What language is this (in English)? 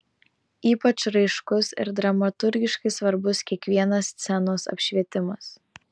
Lithuanian